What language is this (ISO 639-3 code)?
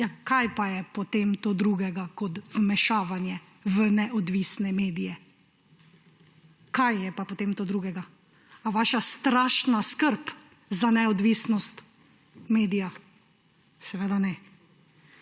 slv